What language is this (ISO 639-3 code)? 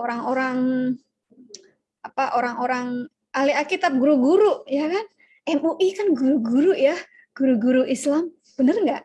ind